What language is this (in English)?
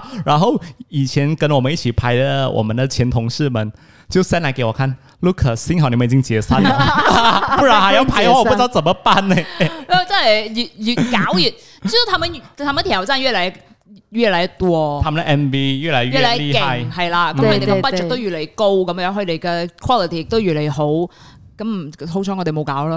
Chinese